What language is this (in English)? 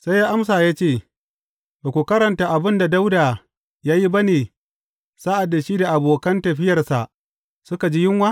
Hausa